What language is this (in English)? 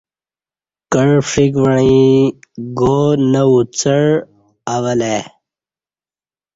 Kati